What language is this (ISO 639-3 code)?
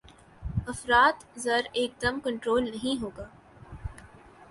urd